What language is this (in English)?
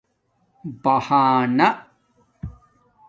Domaaki